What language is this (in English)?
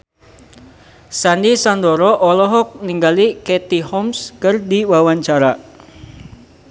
Sundanese